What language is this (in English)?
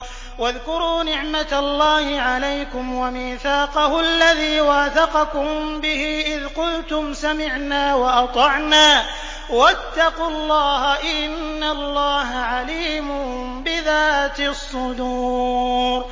Arabic